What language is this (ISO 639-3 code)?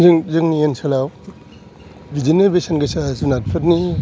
brx